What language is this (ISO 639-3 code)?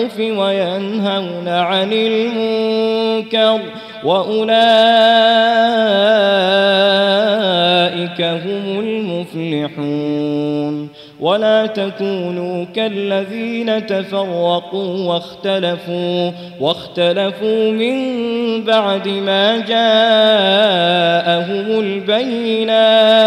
ara